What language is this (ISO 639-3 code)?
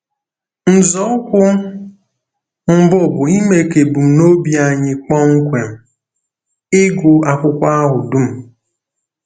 ibo